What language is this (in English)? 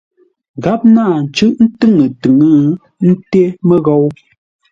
Ngombale